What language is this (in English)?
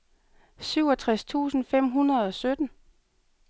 Danish